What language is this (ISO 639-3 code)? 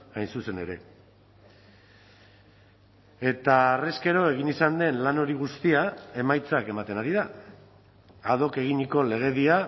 eus